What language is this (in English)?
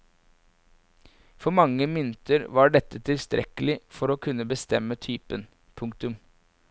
Norwegian